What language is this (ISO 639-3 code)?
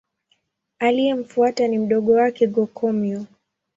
swa